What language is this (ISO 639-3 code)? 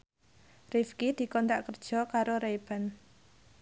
jav